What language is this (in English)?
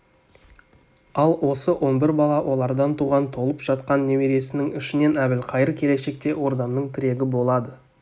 Kazakh